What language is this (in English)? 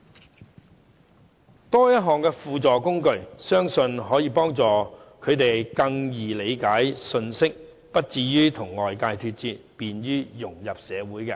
Cantonese